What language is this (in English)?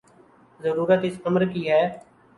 Urdu